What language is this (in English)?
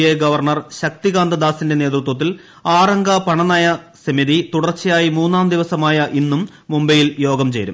Malayalam